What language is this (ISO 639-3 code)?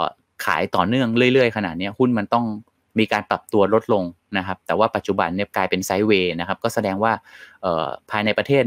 tha